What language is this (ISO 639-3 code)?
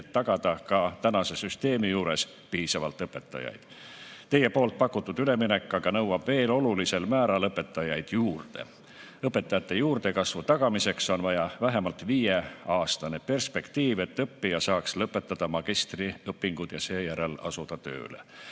est